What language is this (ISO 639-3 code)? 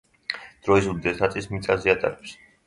kat